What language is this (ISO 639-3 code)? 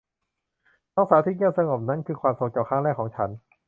tha